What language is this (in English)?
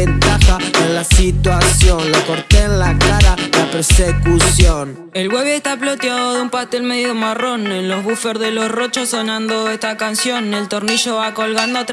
Spanish